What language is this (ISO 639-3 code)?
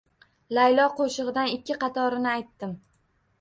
uzb